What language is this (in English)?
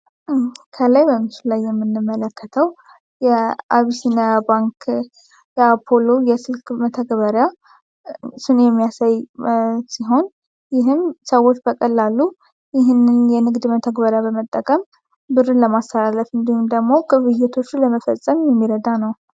Amharic